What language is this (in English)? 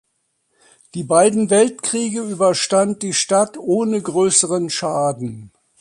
German